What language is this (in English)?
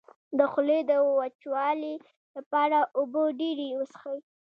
Pashto